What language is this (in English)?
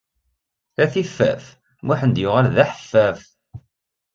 Kabyle